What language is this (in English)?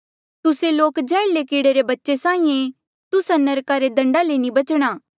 Mandeali